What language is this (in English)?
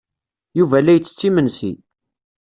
Kabyle